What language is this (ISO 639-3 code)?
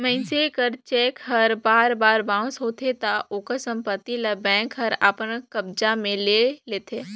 hne